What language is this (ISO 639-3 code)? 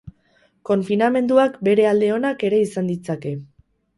eus